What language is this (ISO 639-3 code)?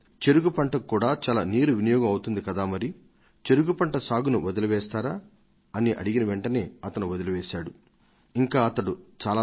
tel